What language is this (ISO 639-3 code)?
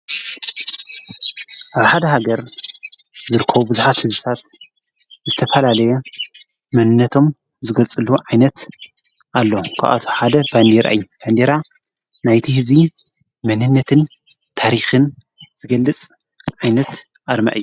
tir